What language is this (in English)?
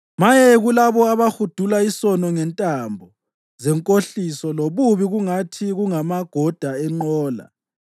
North Ndebele